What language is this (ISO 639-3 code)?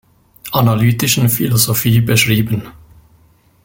deu